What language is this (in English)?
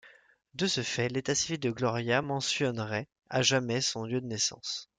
French